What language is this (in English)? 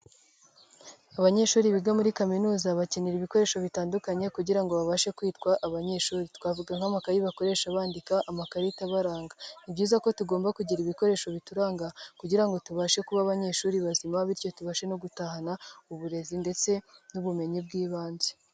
Kinyarwanda